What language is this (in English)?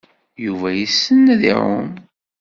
Kabyle